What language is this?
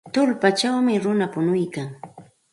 Santa Ana de Tusi Pasco Quechua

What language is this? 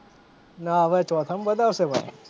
Gujarati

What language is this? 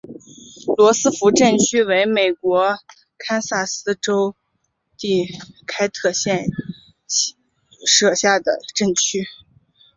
Chinese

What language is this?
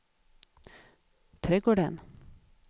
Swedish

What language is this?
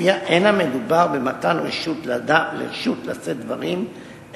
Hebrew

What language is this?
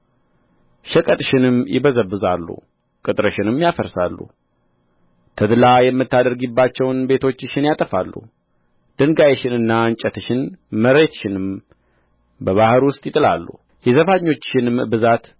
Amharic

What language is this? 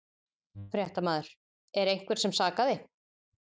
Icelandic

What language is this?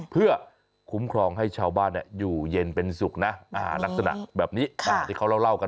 Thai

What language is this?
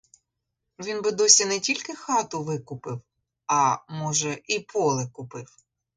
Ukrainian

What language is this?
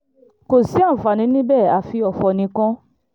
Yoruba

